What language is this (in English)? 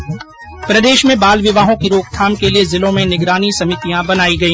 Hindi